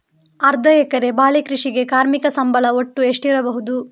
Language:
Kannada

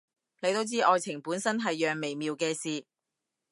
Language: Cantonese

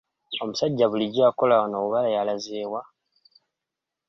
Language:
Ganda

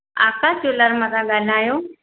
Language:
Sindhi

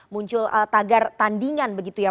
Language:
Indonesian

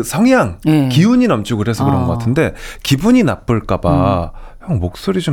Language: Korean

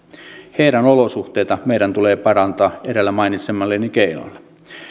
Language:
Finnish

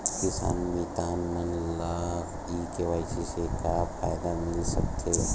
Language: Chhattisgarhi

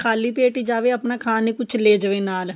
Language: Punjabi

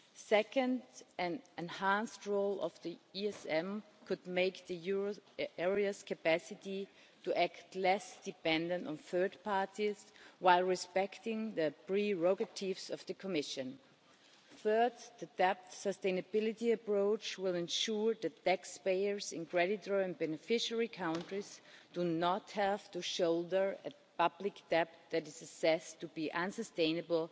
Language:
English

